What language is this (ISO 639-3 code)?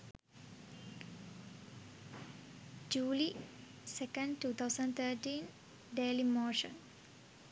sin